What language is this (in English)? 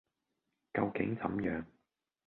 Cantonese